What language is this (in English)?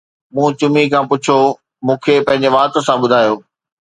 Sindhi